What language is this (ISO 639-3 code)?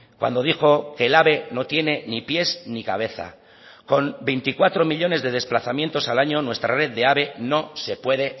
spa